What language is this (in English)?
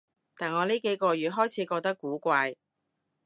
Cantonese